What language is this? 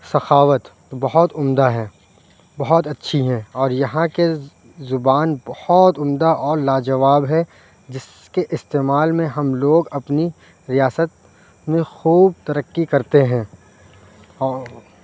Urdu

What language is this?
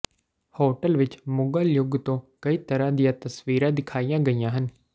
Punjabi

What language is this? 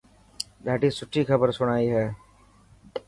Dhatki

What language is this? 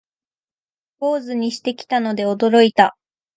Japanese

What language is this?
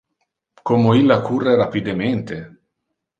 Interlingua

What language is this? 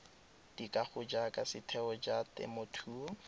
Tswana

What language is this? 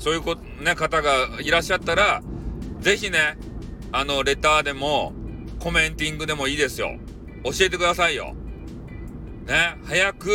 Japanese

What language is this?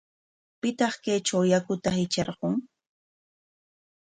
Corongo Ancash Quechua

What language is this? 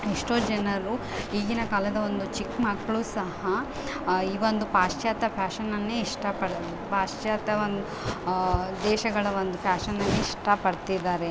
Kannada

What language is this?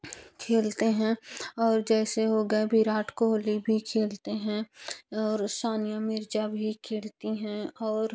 Hindi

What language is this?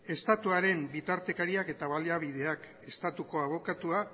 Basque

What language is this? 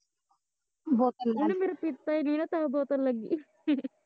Punjabi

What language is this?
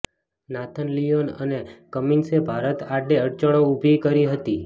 Gujarati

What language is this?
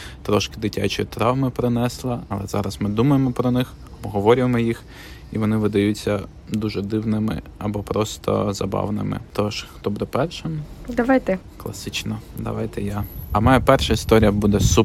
Ukrainian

